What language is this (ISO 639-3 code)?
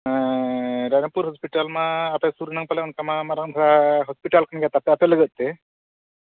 sat